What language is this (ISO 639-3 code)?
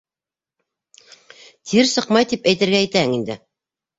bak